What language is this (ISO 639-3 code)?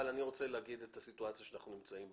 heb